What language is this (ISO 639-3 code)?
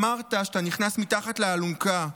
heb